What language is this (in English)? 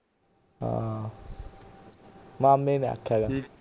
Punjabi